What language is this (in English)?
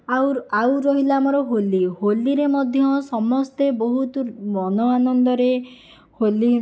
Odia